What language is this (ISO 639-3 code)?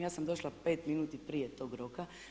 hrv